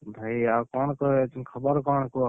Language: Odia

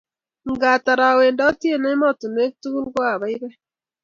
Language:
Kalenjin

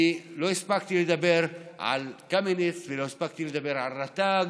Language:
Hebrew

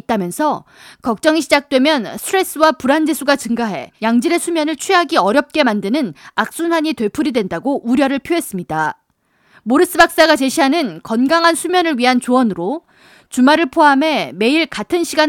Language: Korean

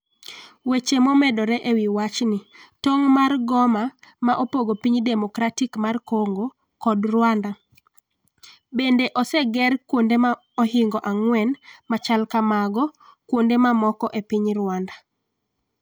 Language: Luo (Kenya and Tanzania)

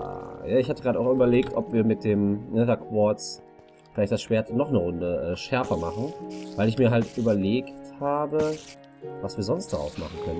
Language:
German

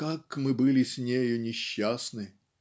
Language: Russian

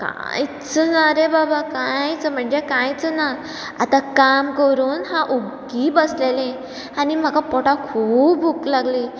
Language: Konkani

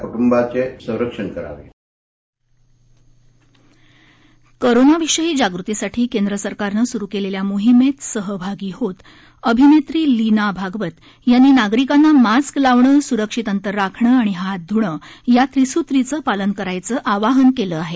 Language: Marathi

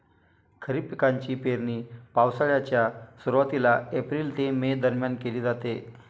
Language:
Marathi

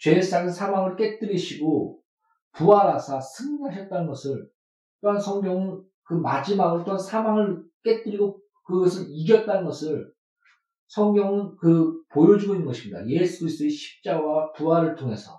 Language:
Korean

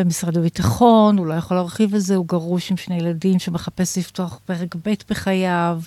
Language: Hebrew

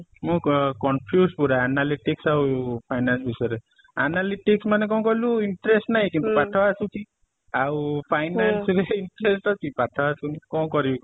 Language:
Odia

